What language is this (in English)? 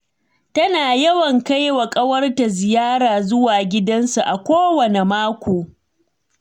Hausa